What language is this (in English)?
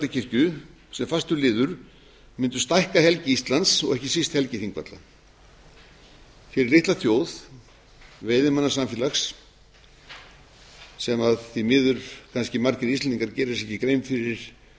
Icelandic